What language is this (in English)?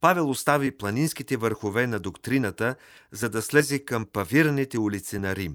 Bulgarian